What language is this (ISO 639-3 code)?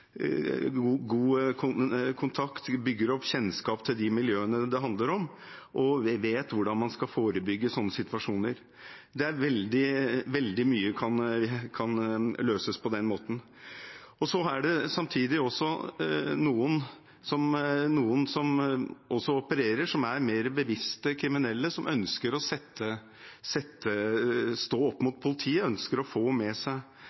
nob